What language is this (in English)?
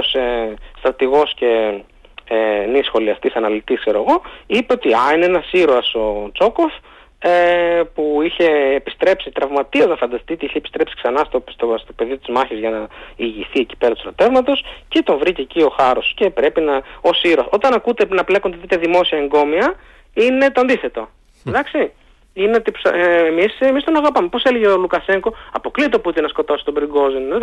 Greek